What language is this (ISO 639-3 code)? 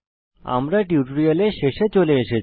ben